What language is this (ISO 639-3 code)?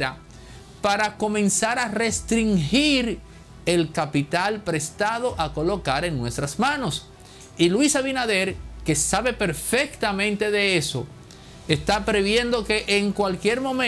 spa